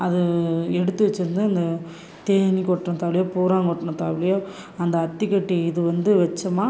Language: Tamil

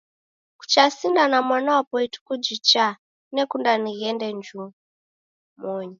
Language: Taita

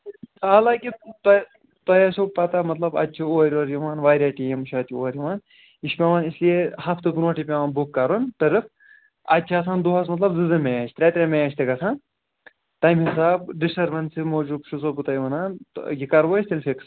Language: Kashmiri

